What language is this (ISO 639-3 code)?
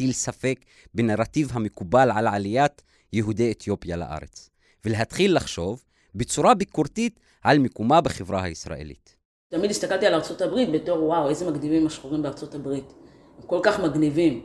heb